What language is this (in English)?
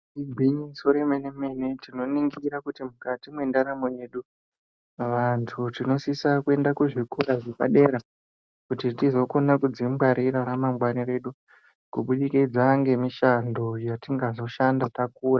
Ndau